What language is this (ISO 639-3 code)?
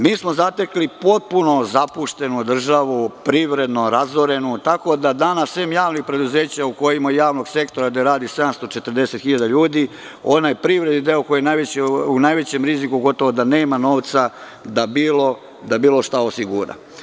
srp